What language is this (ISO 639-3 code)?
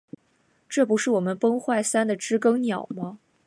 zho